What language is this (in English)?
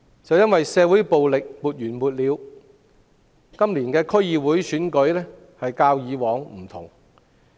Cantonese